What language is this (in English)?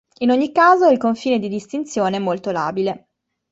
Italian